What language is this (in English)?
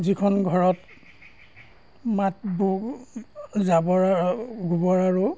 Assamese